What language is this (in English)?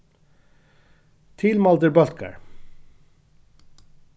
Faroese